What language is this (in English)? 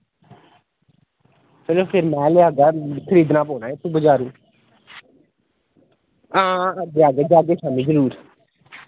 Dogri